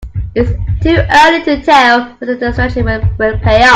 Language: English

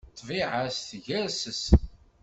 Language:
Kabyle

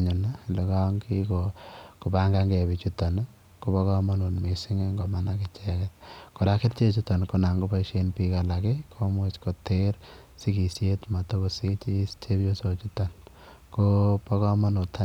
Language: Kalenjin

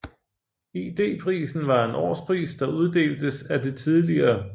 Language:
Danish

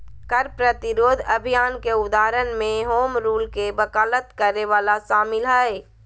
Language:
Magahi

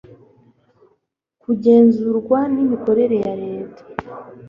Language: Kinyarwanda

